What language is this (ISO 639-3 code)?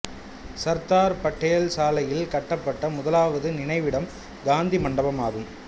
tam